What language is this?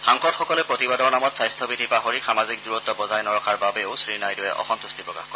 Assamese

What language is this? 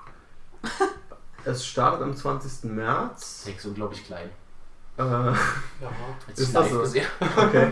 German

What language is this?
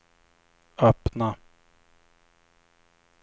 Swedish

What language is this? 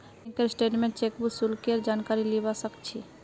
Magahi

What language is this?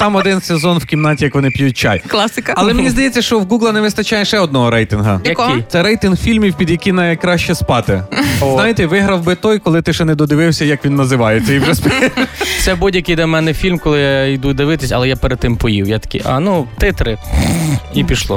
Ukrainian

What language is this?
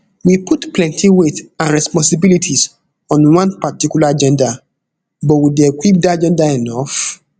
Nigerian Pidgin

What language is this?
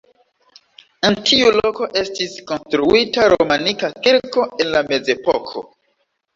Esperanto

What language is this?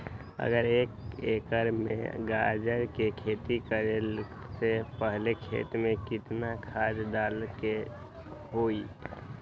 Magahi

